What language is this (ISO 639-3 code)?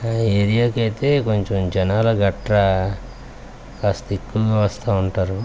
tel